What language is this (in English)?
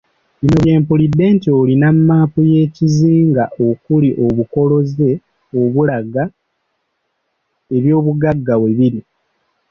Ganda